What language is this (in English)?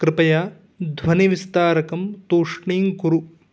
Sanskrit